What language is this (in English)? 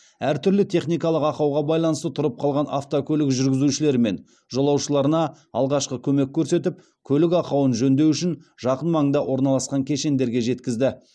Kazakh